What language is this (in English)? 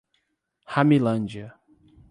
Portuguese